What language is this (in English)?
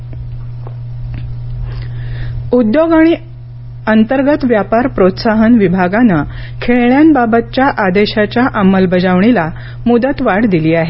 Marathi